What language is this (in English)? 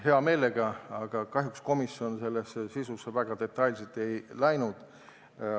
Estonian